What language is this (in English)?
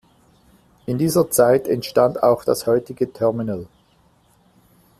German